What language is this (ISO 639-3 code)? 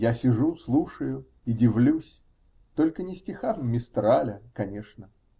rus